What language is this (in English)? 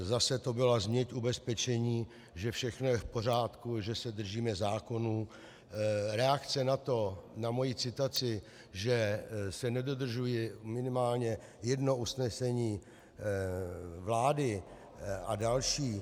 Czech